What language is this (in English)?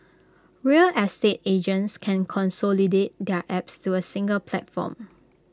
English